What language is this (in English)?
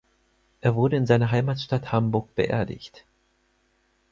German